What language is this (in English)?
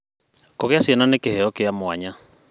Kikuyu